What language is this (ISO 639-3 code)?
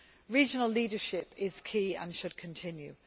eng